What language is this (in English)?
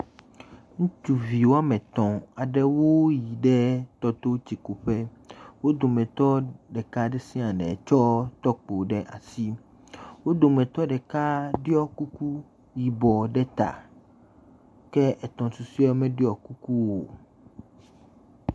Ewe